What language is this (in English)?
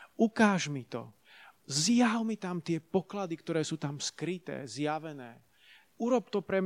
Slovak